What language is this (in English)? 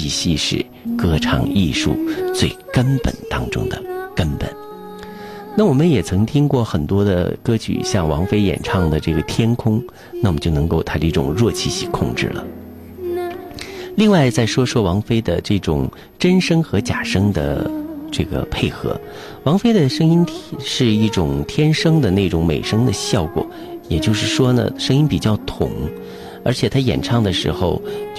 Chinese